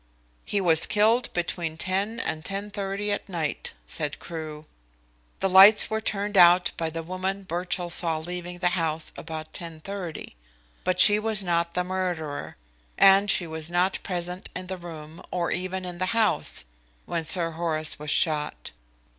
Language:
English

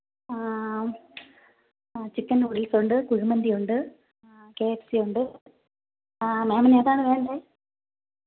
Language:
Malayalam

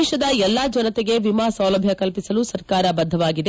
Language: Kannada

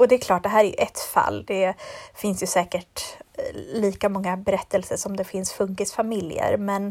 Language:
Swedish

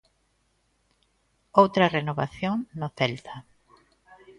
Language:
Galician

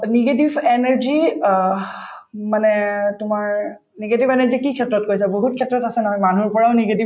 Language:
Assamese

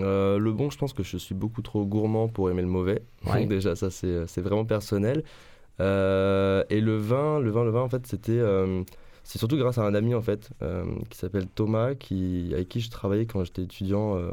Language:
French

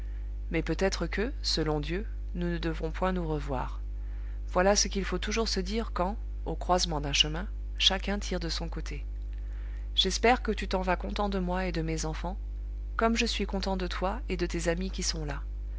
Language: French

